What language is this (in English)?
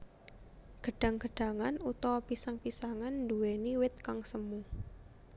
Javanese